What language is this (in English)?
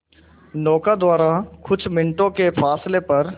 Hindi